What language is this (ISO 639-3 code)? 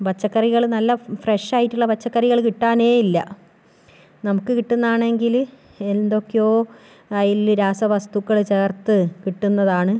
mal